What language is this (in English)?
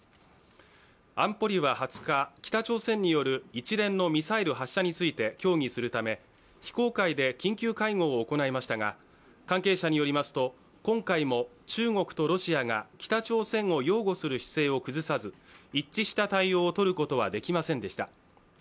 Japanese